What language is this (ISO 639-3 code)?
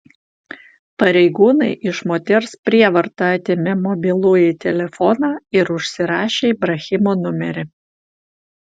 lit